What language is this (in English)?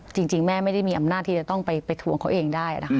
Thai